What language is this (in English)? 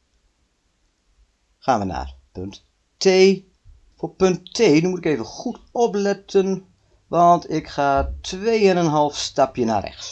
Dutch